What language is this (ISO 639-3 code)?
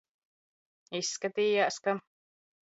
lav